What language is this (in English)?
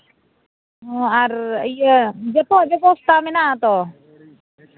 Santali